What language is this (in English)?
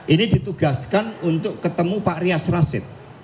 Indonesian